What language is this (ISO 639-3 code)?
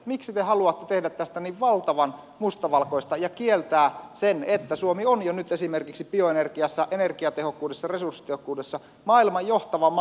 fin